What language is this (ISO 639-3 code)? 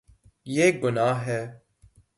urd